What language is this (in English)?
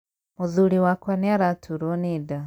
Kikuyu